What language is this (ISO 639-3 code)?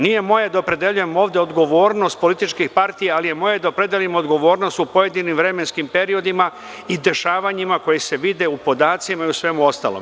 srp